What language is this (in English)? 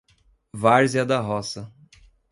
Portuguese